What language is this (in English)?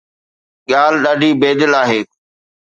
Sindhi